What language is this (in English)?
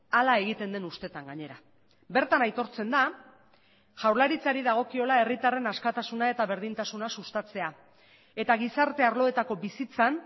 Basque